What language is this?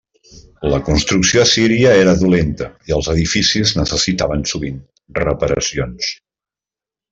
Catalan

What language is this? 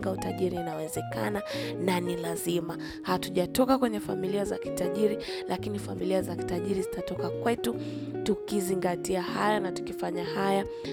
Swahili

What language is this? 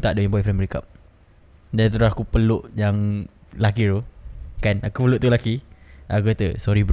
Malay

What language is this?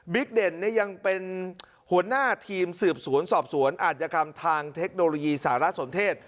Thai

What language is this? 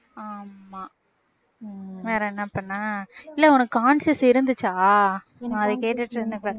Tamil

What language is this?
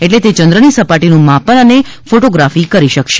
Gujarati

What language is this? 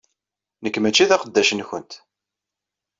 Kabyle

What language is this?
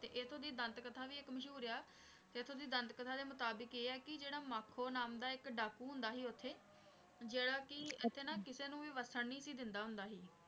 Punjabi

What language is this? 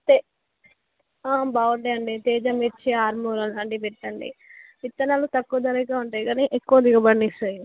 Telugu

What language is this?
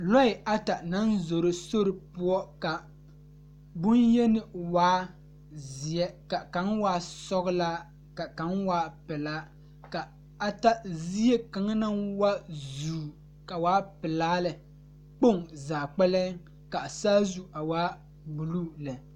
Southern Dagaare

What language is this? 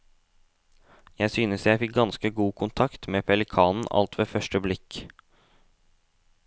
Norwegian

